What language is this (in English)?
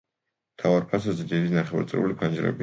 Georgian